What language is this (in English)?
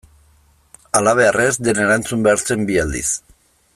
Basque